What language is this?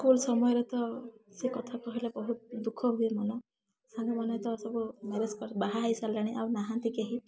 Odia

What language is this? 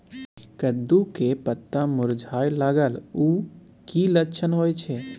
Maithili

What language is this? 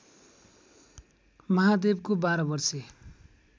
Nepali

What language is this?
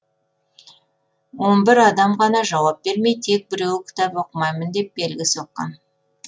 Kazakh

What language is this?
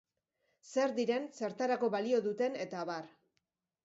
Basque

